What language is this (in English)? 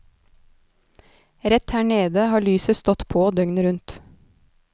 Norwegian